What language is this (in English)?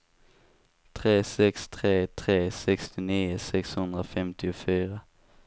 Swedish